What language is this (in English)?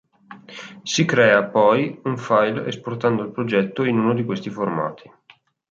Italian